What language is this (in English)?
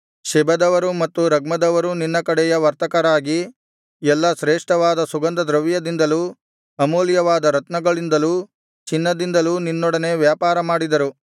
Kannada